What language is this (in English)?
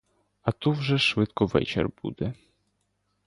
Ukrainian